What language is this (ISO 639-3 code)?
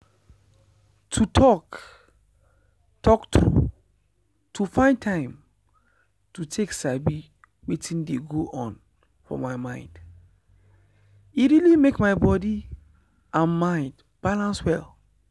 pcm